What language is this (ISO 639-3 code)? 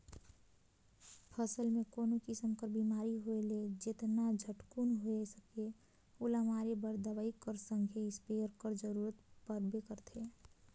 hne